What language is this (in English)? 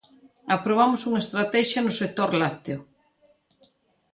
Galician